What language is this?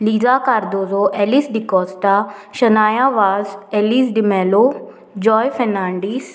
Konkani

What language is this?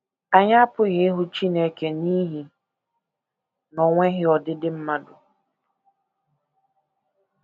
Igbo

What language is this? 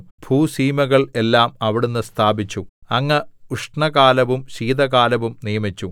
Malayalam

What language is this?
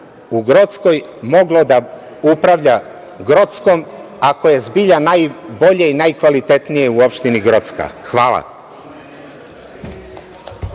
Serbian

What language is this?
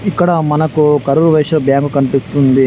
Telugu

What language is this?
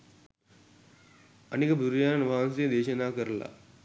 Sinhala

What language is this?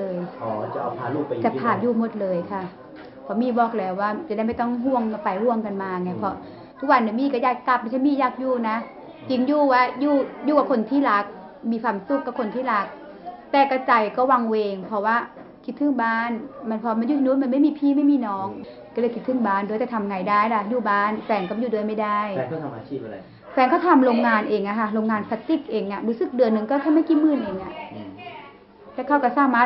Thai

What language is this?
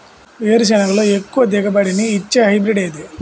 Telugu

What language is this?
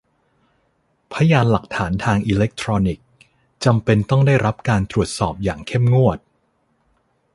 Thai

